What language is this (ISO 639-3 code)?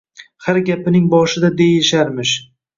uzb